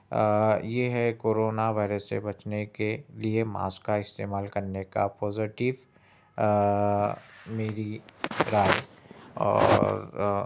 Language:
Urdu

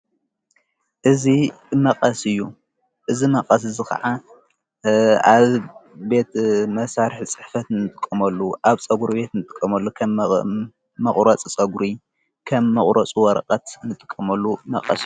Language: Tigrinya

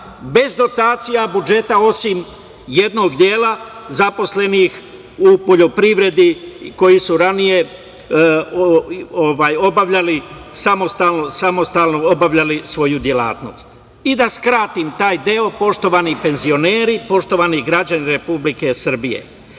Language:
Serbian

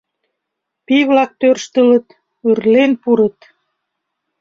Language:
Mari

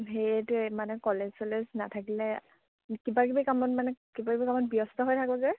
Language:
Assamese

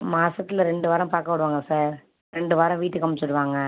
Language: Tamil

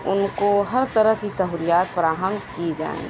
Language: Urdu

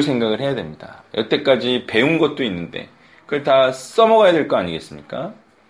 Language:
Korean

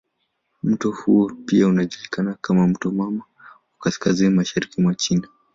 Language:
Swahili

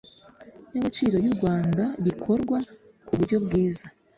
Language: Kinyarwanda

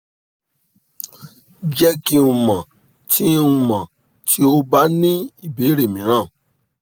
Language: Yoruba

